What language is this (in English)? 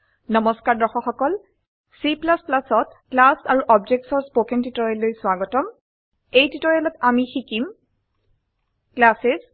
Assamese